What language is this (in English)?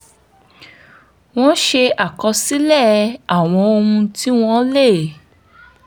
Yoruba